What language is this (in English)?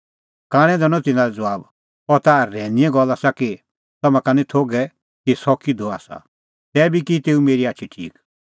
Kullu Pahari